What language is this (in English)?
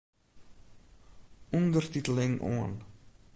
Western Frisian